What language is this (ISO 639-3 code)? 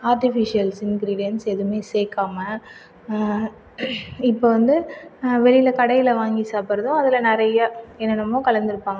tam